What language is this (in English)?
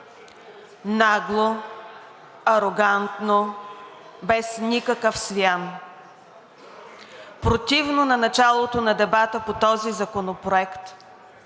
Bulgarian